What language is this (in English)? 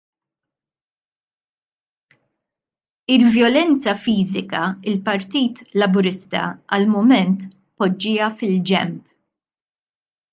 Maltese